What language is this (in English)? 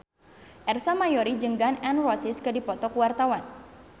Sundanese